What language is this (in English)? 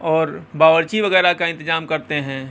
Urdu